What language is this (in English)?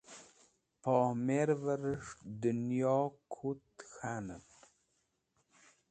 Wakhi